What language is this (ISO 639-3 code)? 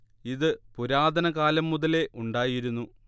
mal